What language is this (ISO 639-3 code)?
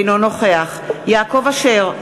heb